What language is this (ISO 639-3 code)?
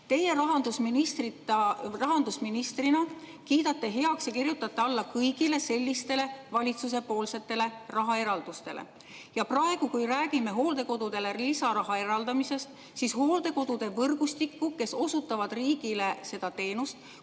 est